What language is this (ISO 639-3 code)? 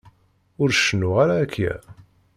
kab